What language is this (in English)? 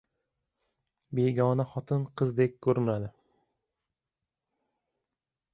Uzbek